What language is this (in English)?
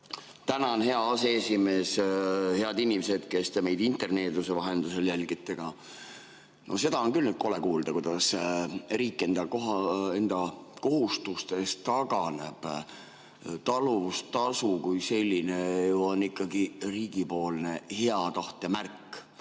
Estonian